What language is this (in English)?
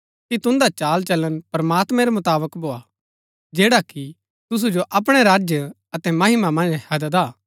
Gaddi